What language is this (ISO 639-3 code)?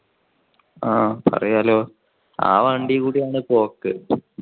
mal